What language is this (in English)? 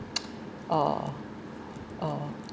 English